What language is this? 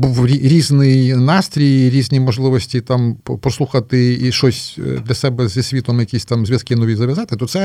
Ukrainian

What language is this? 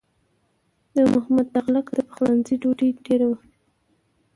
Pashto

